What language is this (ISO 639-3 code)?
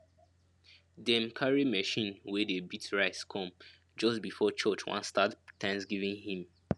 pcm